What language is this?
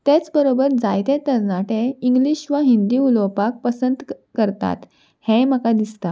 Konkani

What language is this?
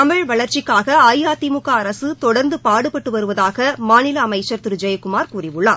Tamil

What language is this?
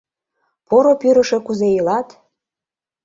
Mari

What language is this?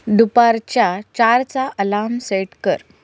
Marathi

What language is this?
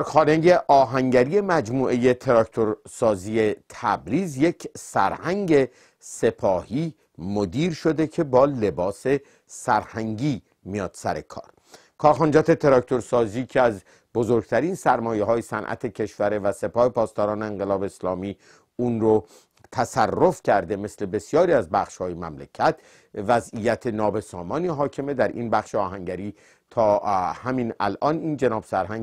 Persian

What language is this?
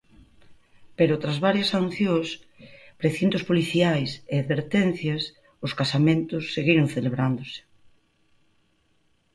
Galician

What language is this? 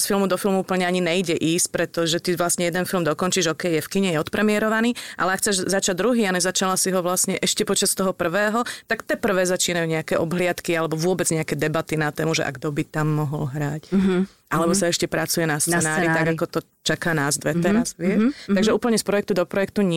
Slovak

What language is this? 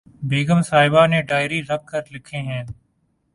Urdu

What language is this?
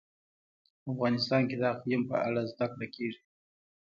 Pashto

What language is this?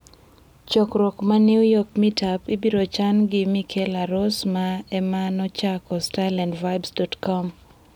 Luo (Kenya and Tanzania)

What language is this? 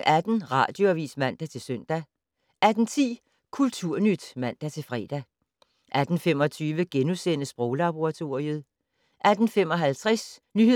Danish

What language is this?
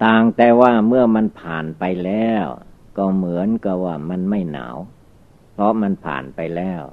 Thai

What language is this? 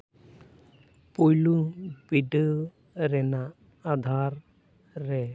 Santali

